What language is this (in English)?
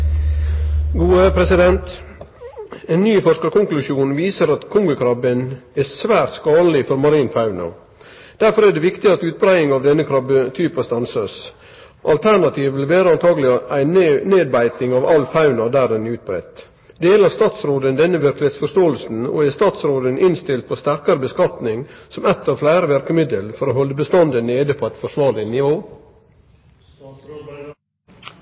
Norwegian Nynorsk